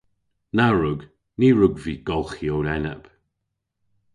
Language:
Cornish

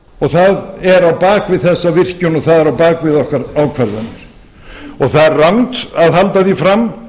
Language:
Icelandic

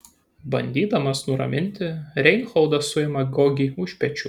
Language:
Lithuanian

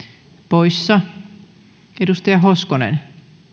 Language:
Finnish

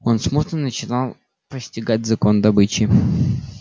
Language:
Russian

